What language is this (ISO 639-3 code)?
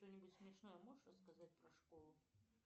rus